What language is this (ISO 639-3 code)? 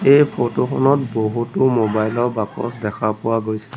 asm